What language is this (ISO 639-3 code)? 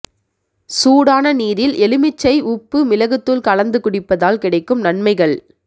tam